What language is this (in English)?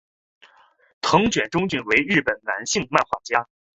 Chinese